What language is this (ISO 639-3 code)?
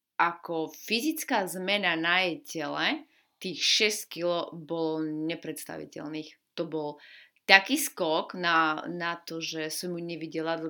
slk